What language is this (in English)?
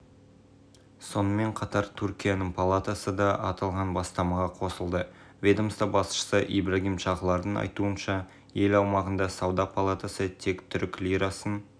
Kazakh